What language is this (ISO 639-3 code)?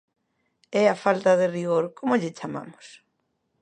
glg